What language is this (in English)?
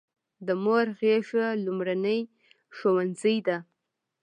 Pashto